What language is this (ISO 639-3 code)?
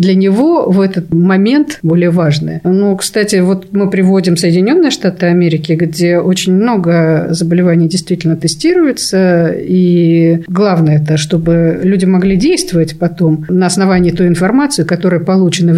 rus